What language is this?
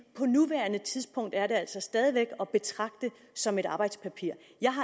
Danish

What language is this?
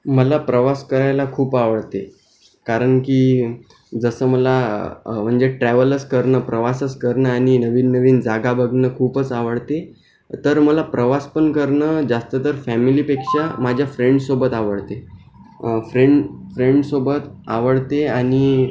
Marathi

